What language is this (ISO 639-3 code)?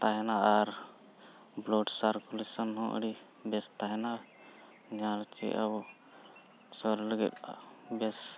sat